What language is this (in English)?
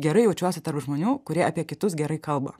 Lithuanian